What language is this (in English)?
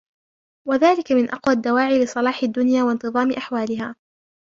Arabic